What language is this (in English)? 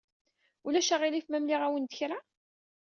Kabyle